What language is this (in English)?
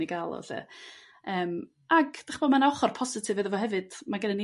Welsh